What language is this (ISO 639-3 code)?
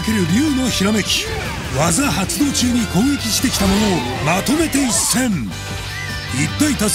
jpn